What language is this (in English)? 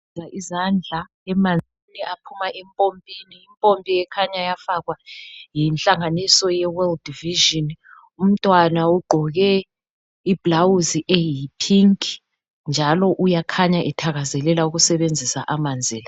North Ndebele